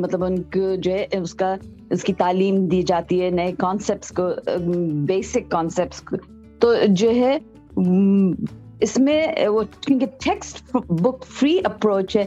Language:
Urdu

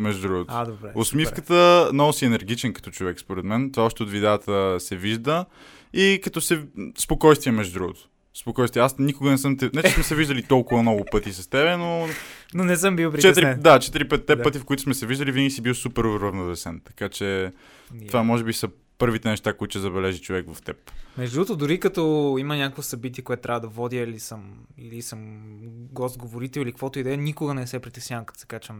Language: Bulgarian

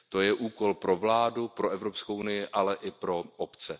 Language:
Czech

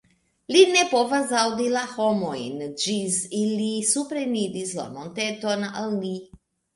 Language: Esperanto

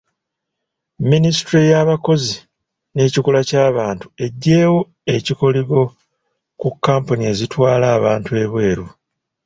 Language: Ganda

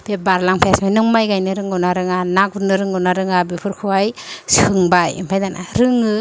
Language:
Bodo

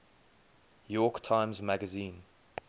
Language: English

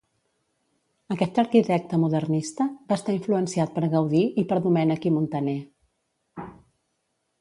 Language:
Catalan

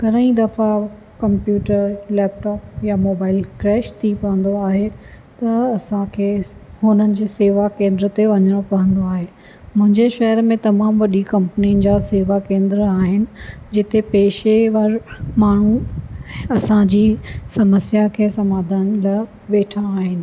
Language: Sindhi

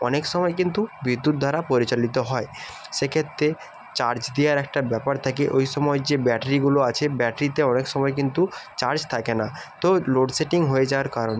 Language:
Bangla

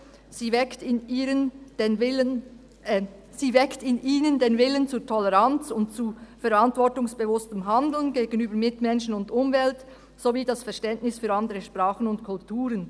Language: Swiss German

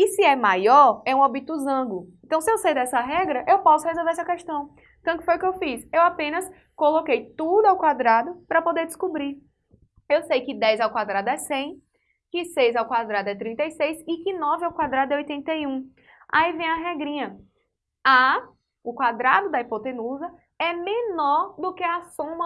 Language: Portuguese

